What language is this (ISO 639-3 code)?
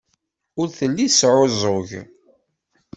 kab